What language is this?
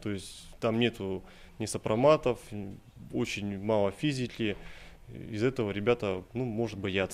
Russian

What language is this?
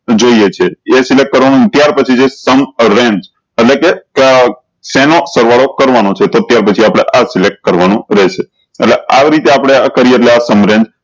Gujarati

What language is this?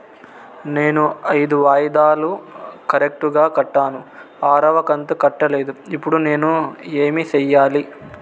Telugu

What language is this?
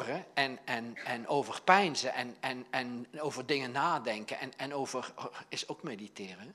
Dutch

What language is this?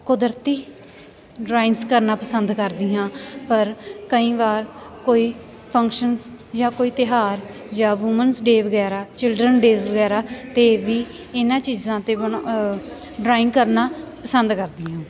Punjabi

